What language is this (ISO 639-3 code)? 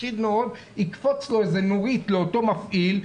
heb